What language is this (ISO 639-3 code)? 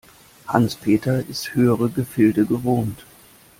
deu